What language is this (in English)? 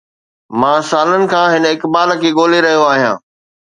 Sindhi